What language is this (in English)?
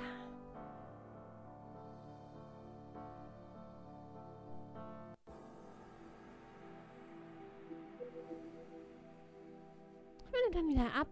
German